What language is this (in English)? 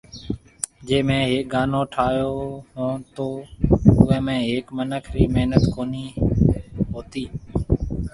Marwari (Pakistan)